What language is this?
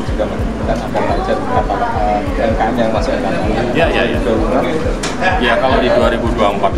Indonesian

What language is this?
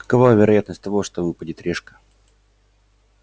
Russian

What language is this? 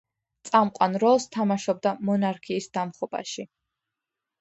Georgian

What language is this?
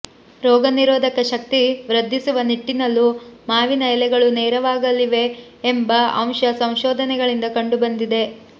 Kannada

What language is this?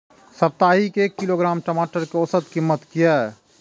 Maithili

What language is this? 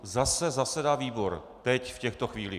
Czech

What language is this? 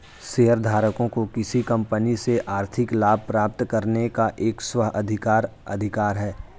Hindi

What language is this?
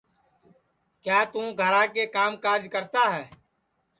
Sansi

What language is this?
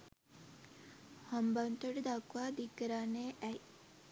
Sinhala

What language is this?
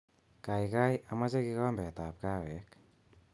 Kalenjin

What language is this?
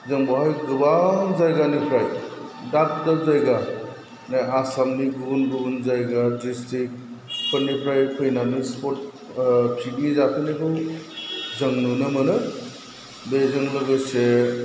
Bodo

